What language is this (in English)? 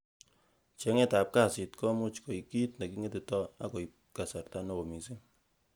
Kalenjin